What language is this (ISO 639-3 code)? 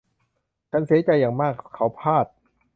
tha